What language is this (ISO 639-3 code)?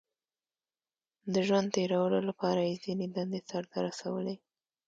pus